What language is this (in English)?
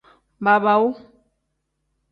Tem